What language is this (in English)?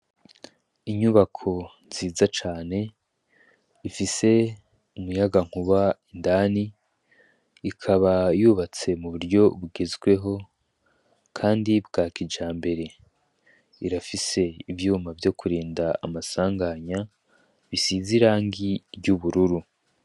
Rundi